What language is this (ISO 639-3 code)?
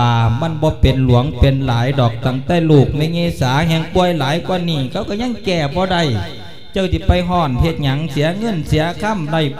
tha